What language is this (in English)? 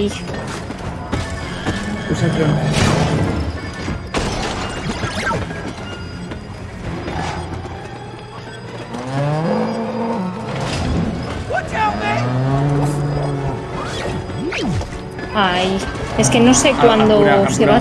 Spanish